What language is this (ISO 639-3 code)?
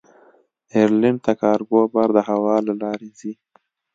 pus